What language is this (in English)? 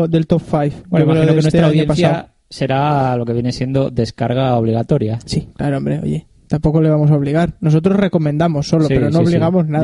Spanish